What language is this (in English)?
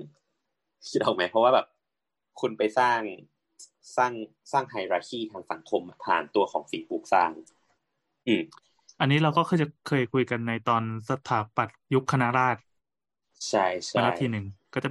Thai